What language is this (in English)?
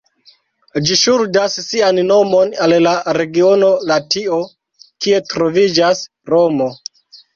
Esperanto